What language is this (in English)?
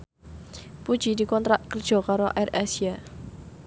Javanese